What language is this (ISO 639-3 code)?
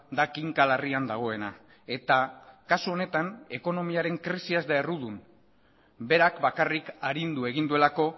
eus